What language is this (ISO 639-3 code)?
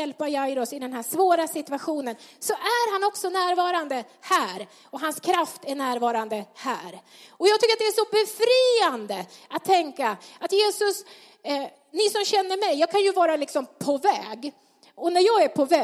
swe